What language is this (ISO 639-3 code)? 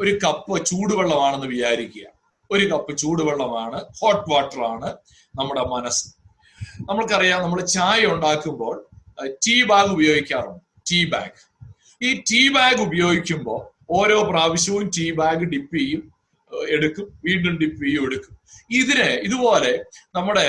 mal